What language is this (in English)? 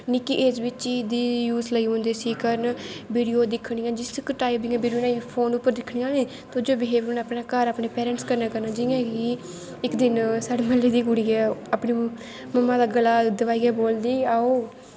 Dogri